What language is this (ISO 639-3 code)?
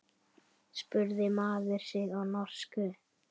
isl